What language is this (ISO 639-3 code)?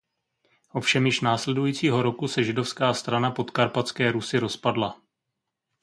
ces